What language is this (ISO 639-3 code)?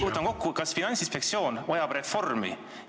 est